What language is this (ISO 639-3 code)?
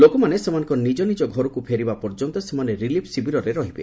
ori